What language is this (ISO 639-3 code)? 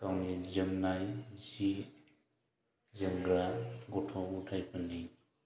brx